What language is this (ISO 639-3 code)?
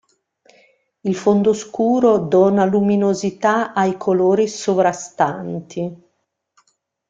ita